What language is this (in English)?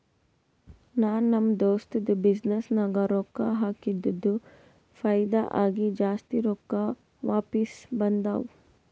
Kannada